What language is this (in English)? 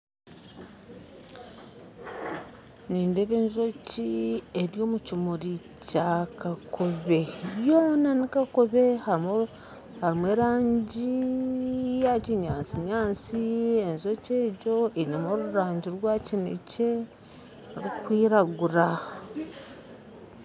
Nyankole